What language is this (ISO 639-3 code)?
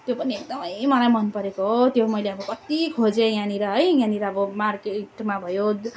nep